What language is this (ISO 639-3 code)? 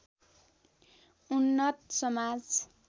nep